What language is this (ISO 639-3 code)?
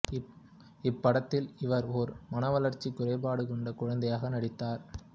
tam